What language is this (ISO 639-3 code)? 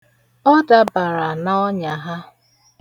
ibo